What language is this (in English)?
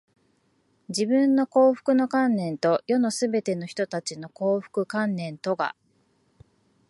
Japanese